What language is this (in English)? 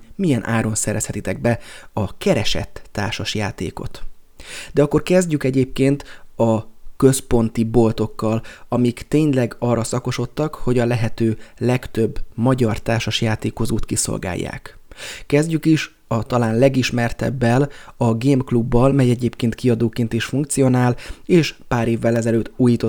Hungarian